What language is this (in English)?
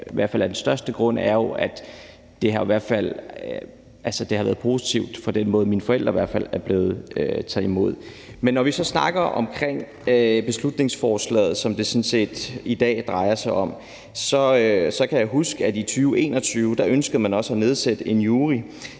Danish